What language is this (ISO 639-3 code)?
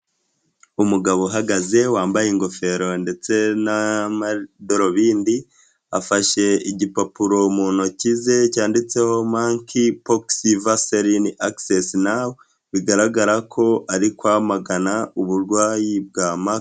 kin